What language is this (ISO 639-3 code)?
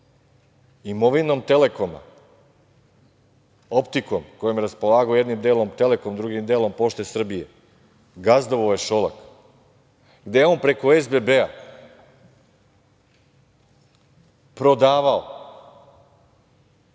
srp